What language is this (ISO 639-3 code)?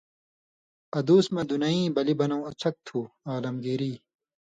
mvy